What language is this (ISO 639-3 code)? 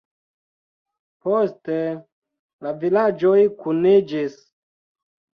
epo